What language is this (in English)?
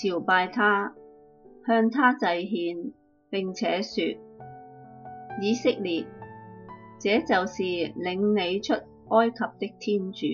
Chinese